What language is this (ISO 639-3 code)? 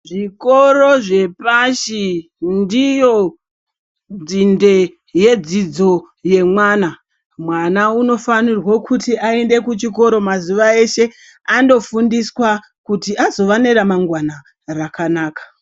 ndc